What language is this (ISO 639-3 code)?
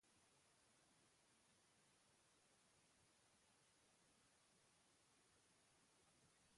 eus